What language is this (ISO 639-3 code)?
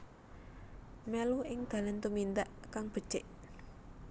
jav